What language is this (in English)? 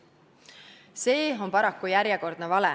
Estonian